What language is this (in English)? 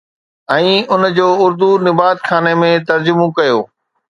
Sindhi